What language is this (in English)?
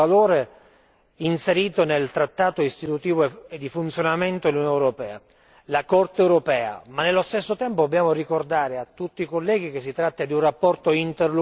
Italian